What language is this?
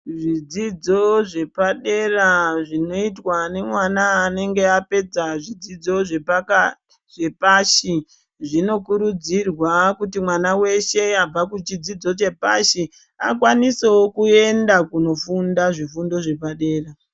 Ndau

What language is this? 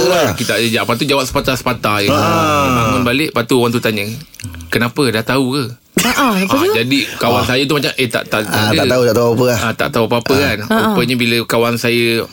Malay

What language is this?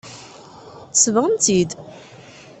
Kabyle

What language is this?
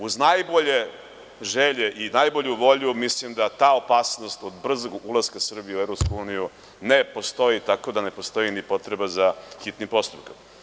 Serbian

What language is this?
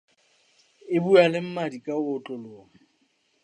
Southern Sotho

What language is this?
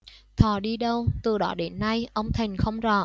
Vietnamese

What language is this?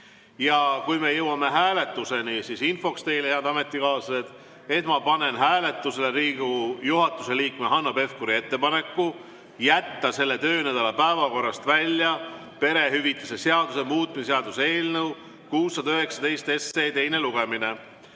Estonian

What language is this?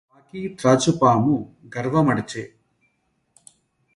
Telugu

